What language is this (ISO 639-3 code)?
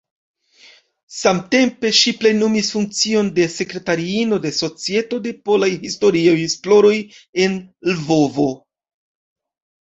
epo